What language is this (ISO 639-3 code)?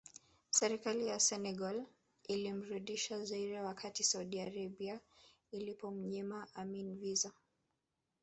swa